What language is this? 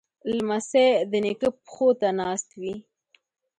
Pashto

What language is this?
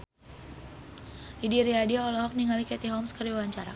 Sundanese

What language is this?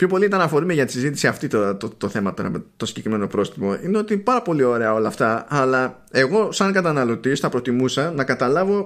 Greek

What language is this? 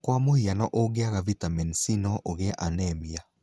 Kikuyu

